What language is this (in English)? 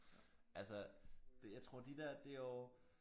Danish